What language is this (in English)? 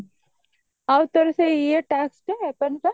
Odia